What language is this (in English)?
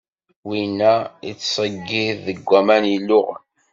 Kabyle